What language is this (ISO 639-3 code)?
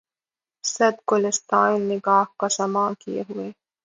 urd